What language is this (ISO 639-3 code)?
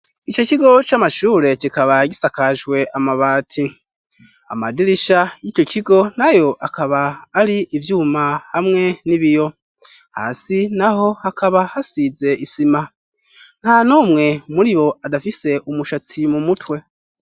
run